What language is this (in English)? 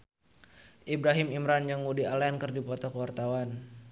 Sundanese